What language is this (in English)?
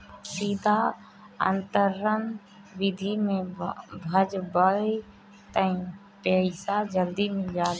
Bhojpuri